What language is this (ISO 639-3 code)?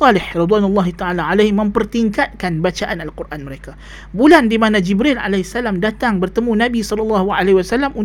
msa